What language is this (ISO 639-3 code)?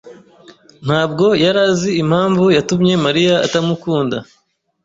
kin